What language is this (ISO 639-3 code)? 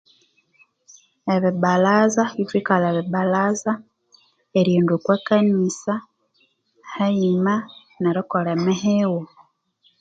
koo